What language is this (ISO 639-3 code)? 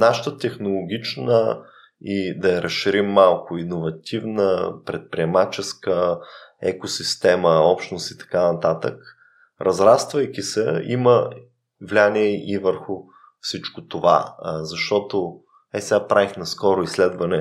bul